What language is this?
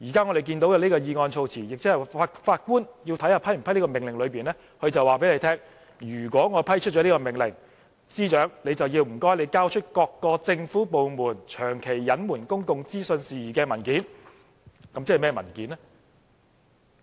Cantonese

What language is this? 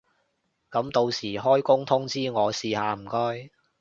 Cantonese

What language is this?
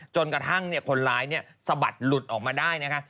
Thai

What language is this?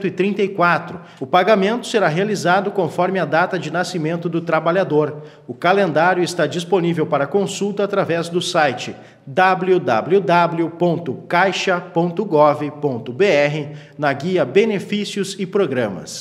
Portuguese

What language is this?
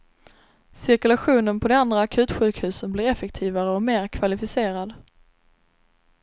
Swedish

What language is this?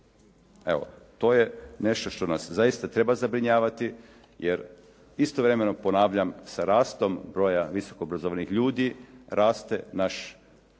Croatian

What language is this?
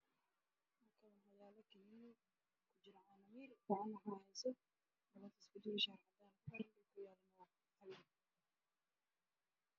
Somali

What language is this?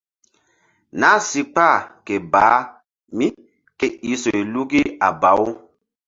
Mbum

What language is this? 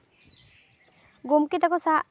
Santali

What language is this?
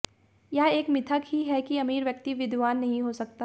Hindi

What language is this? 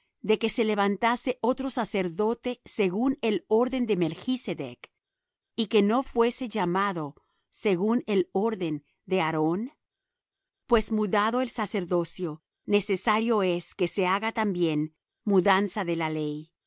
Spanish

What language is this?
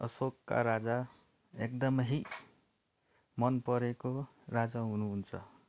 Nepali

